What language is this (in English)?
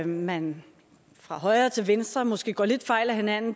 Danish